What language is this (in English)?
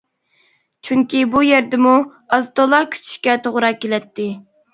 Uyghur